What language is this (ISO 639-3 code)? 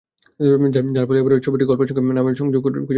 ben